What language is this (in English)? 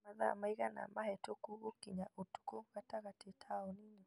Kikuyu